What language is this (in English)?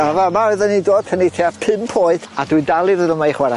Welsh